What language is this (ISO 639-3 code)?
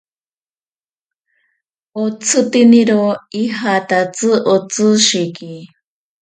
prq